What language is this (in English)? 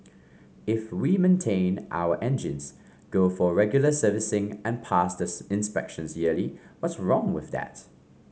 English